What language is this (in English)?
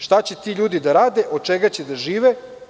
Serbian